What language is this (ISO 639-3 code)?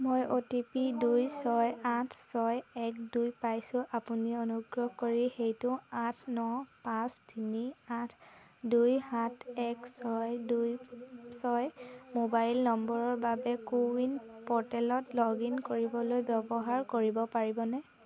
asm